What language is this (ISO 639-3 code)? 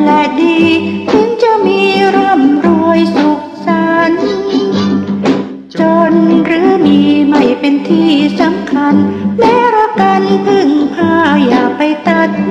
tha